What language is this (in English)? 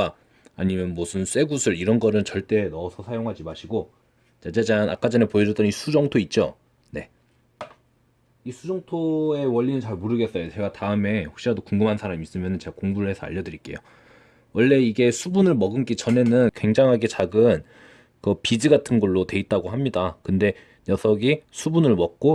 Korean